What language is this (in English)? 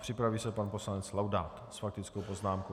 Czech